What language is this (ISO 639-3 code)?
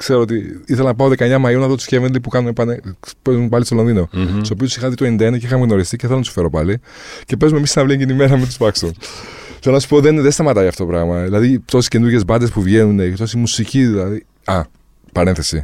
ell